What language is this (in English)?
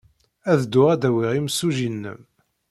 Kabyle